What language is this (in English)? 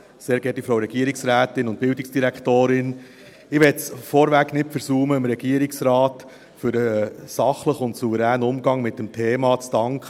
Swiss German